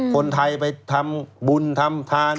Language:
Thai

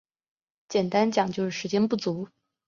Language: Chinese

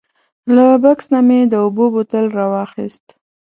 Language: Pashto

